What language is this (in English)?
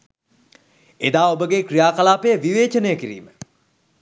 Sinhala